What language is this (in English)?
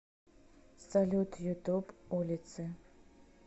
Russian